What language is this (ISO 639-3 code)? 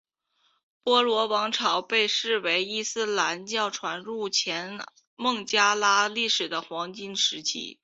zho